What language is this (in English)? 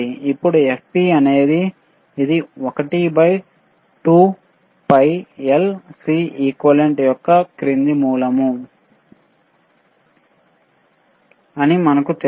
Telugu